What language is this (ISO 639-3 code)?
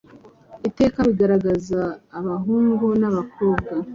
kin